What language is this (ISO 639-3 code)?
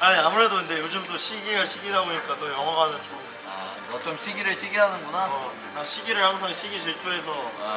kor